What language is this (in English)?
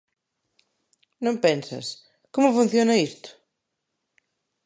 Galician